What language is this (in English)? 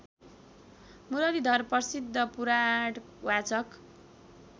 Nepali